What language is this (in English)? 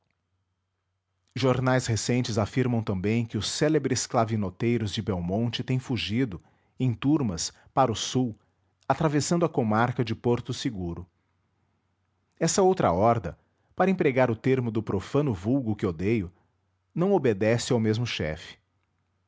Portuguese